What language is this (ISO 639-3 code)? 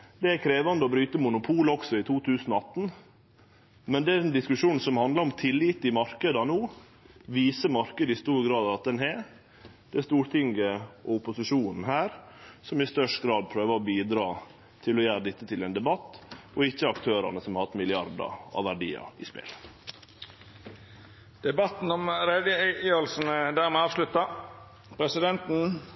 nno